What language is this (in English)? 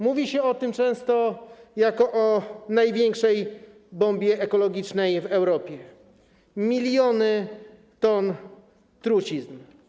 Polish